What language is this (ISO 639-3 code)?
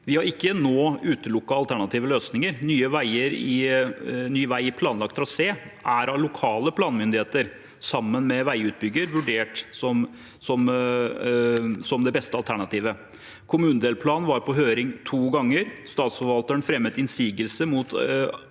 nor